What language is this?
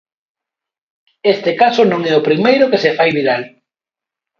Galician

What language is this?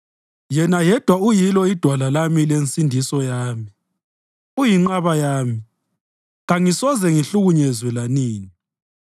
North Ndebele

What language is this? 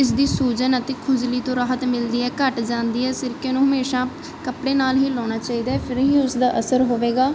Punjabi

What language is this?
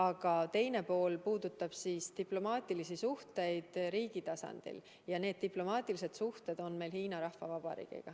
Estonian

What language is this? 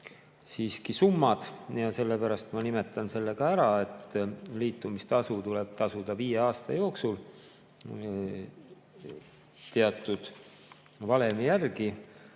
Estonian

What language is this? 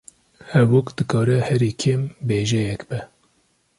Kurdish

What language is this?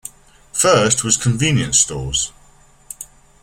English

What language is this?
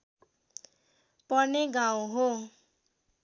Nepali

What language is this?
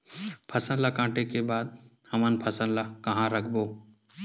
Chhattisgarhi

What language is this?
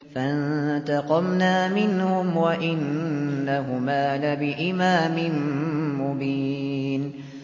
Arabic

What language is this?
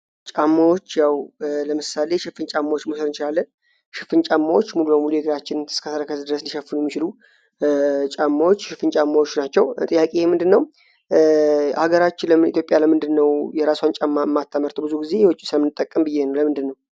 Amharic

